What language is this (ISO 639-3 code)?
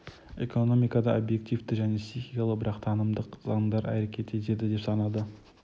kaz